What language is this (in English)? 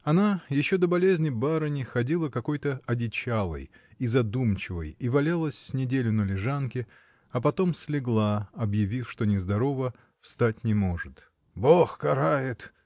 Russian